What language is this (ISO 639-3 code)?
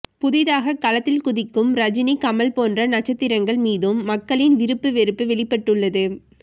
tam